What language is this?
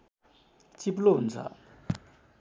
Nepali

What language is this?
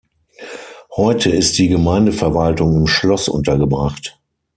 German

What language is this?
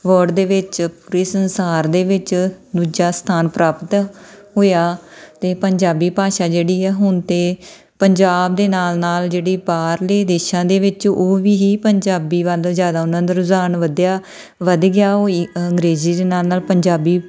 Punjabi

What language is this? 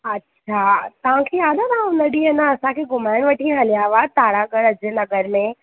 Sindhi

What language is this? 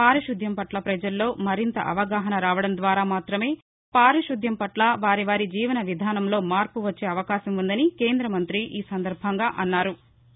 Telugu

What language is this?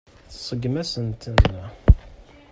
Kabyle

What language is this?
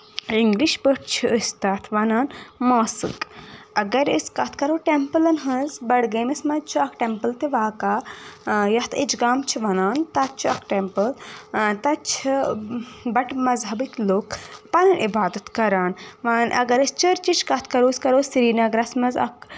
Kashmiri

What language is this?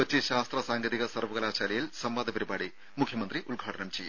Malayalam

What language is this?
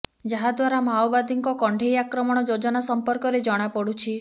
Odia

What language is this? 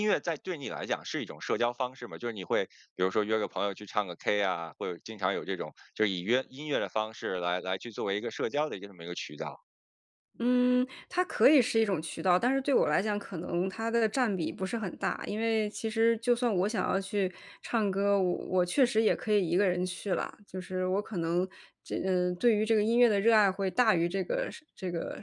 Chinese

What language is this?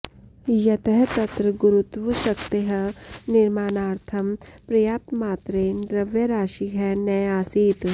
Sanskrit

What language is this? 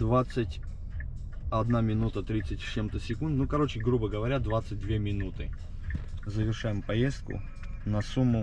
Russian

